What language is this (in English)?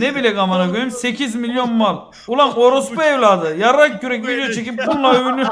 Turkish